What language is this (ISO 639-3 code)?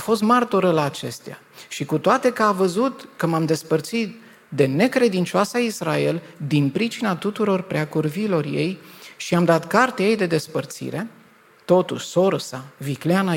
ron